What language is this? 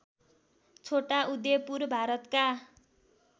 Nepali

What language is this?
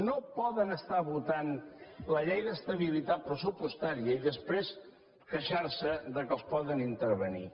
Catalan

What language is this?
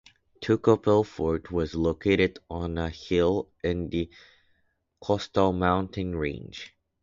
English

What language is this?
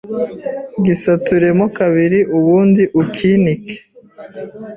Kinyarwanda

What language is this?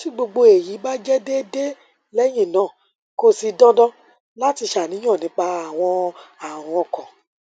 Yoruba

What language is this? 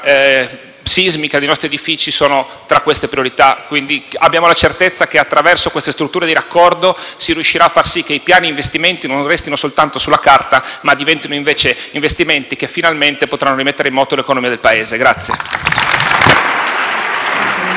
Italian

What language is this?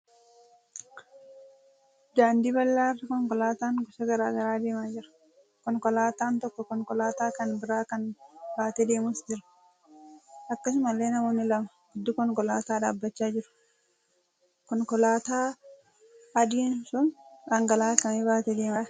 Oromo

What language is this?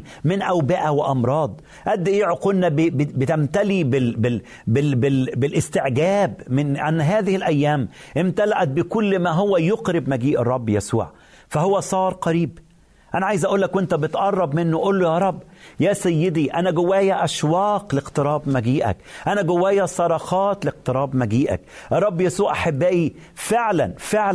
Arabic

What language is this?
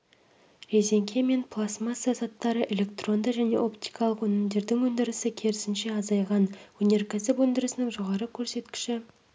Kazakh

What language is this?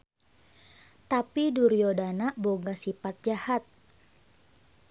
Sundanese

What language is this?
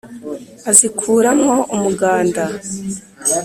Kinyarwanda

